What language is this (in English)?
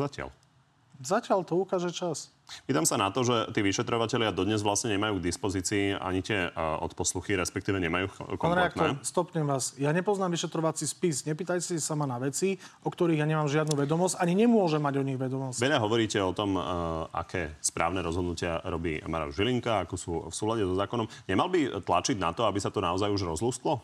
Slovak